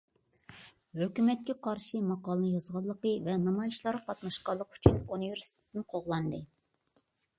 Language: Uyghur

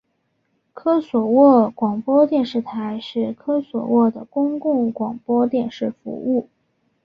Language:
Chinese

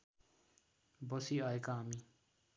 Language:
Nepali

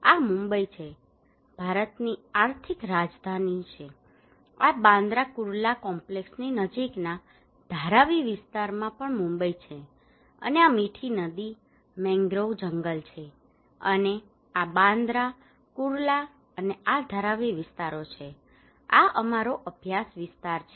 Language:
Gujarati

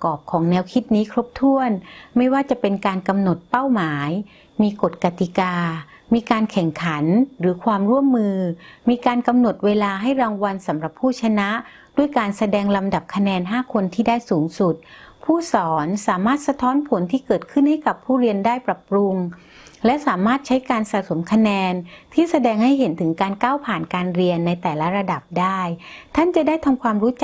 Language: Thai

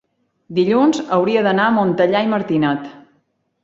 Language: Catalan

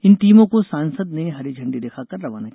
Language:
Hindi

